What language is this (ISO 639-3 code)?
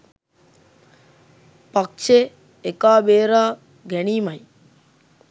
sin